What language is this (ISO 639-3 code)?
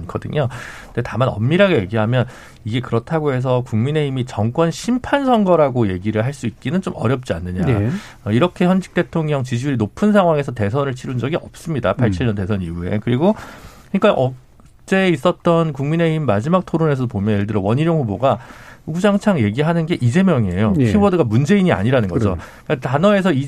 kor